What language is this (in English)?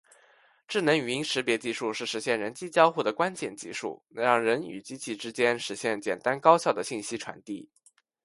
Chinese